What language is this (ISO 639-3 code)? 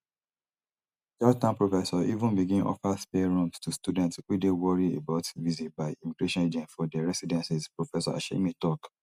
pcm